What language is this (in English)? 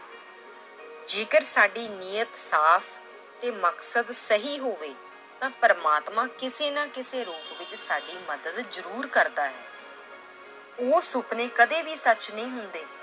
Punjabi